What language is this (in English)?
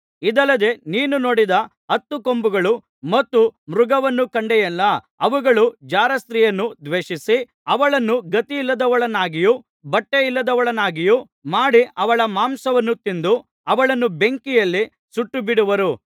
Kannada